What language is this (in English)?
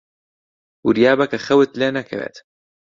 Central Kurdish